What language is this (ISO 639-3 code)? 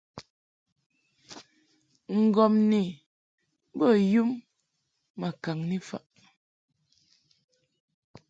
mhk